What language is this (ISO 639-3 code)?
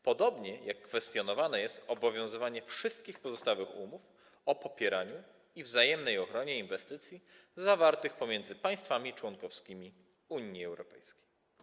pol